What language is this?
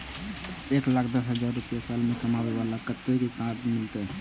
Maithili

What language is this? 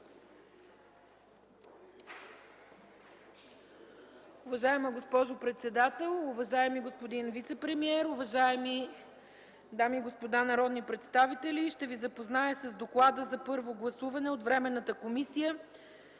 Bulgarian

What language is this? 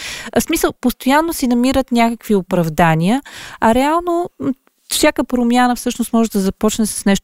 Bulgarian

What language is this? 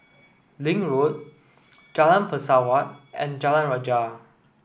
English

